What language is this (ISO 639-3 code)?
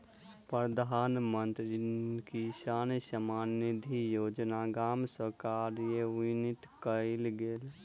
mai